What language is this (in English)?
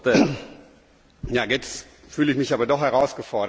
German